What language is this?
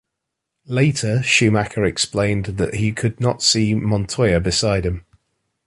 English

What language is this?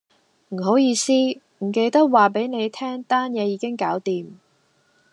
Cantonese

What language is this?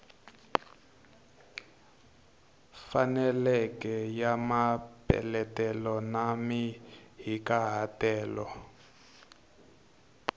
Tsonga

